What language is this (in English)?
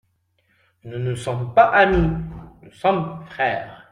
French